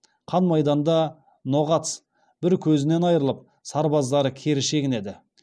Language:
Kazakh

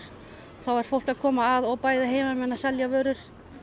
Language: Icelandic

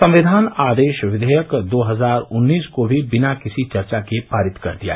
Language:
Hindi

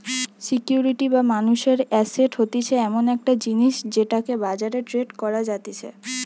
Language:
Bangla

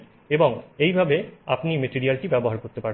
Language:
Bangla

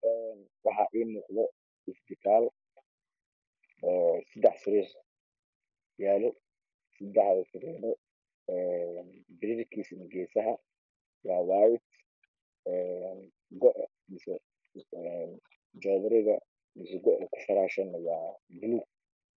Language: Somali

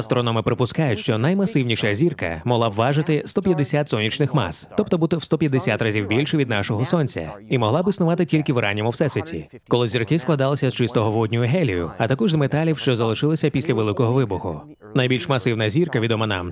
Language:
Ukrainian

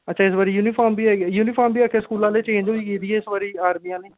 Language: Dogri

